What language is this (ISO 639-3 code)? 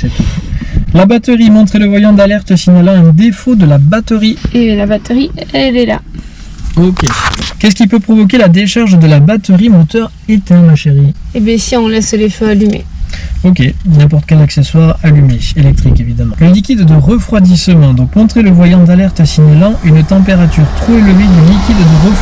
fra